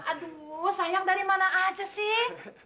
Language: Indonesian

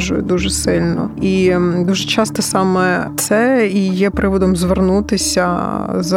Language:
Ukrainian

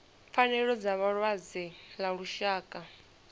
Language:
Venda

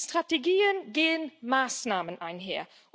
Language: German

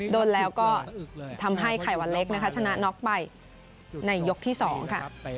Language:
Thai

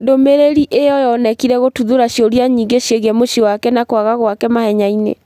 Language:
Kikuyu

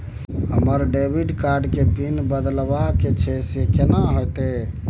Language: Maithili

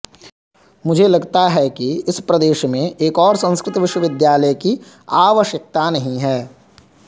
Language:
Sanskrit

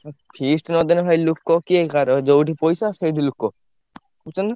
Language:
Odia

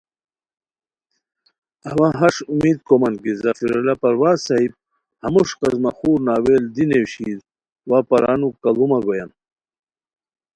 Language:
Khowar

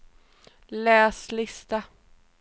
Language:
Swedish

